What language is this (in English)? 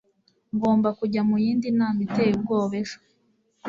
Kinyarwanda